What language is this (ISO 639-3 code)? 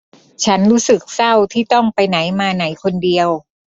tha